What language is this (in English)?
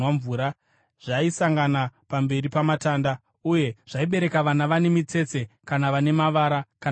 Shona